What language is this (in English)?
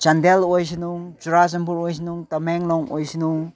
Manipuri